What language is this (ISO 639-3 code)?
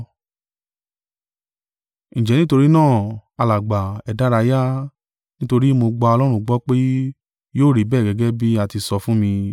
yor